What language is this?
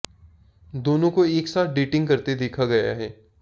Hindi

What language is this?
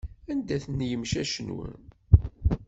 Kabyle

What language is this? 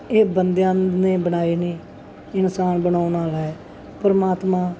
Punjabi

